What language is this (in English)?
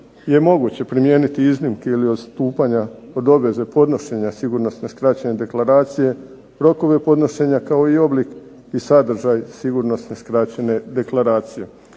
Croatian